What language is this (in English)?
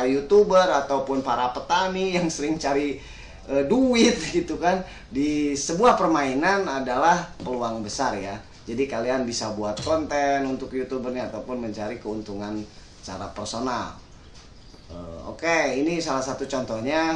Indonesian